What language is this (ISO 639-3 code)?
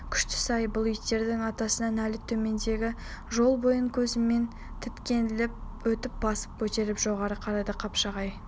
kaz